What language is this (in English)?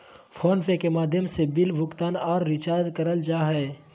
Magahi